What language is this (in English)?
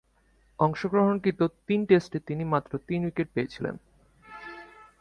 Bangla